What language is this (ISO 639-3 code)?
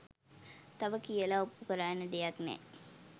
sin